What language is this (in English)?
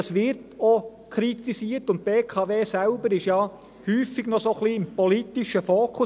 Swiss German